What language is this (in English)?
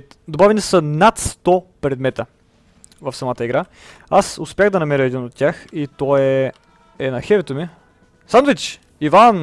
Bulgarian